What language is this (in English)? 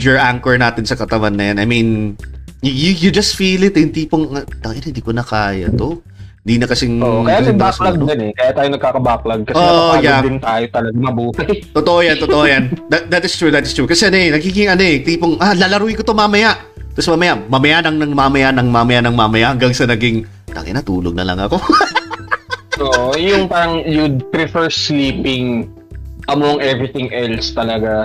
Filipino